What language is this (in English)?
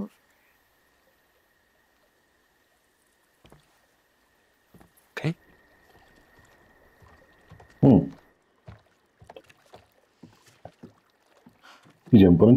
Polish